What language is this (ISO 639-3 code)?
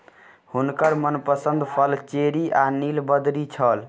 mai